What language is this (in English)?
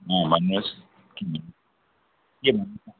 Nepali